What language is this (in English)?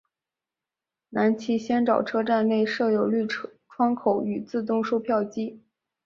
Chinese